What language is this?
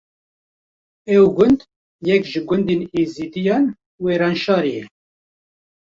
Kurdish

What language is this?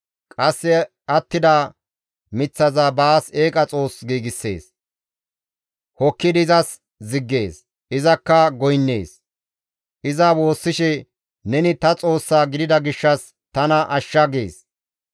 Gamo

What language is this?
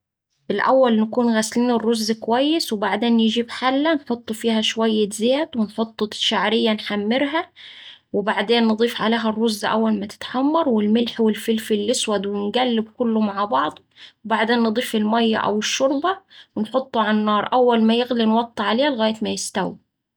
Saidi Arabic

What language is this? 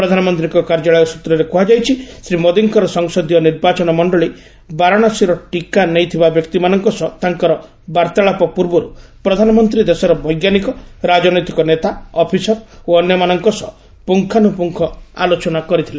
Odia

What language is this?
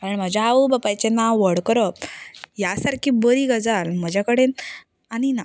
Konkani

